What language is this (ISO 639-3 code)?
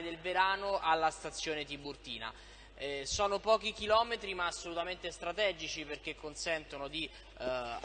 ita